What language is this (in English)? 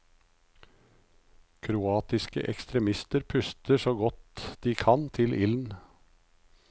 Norwegian